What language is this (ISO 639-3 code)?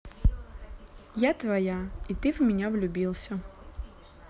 rus